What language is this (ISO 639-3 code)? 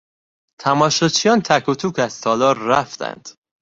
fas